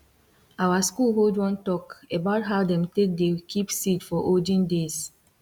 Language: Nigerian Pidgin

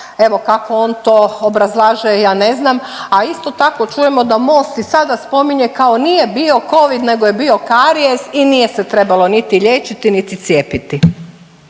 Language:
Croatian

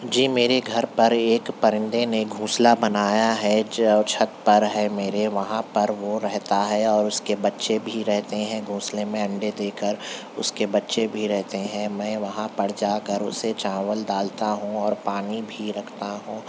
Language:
Urdu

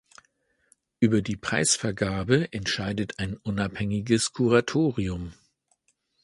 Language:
German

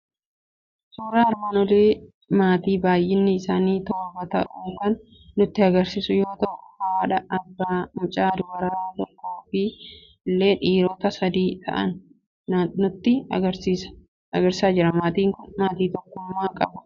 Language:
Oromo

